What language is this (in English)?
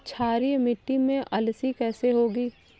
Hindi